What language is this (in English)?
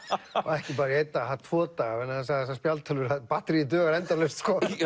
Icelandic